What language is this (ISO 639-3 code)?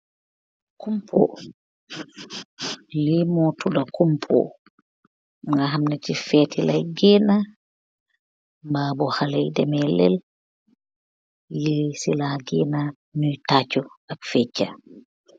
wol